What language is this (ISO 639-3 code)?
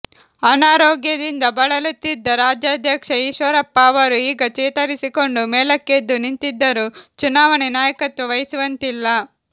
kan